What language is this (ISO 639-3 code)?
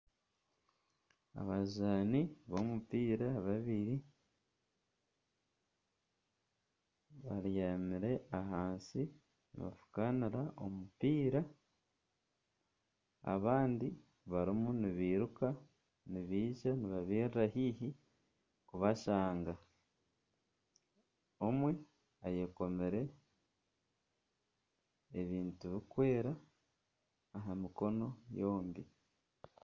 nyn